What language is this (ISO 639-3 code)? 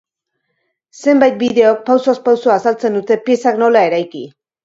eus